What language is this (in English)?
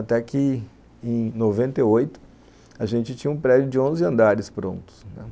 Portuguese